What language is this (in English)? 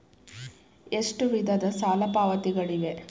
Kannada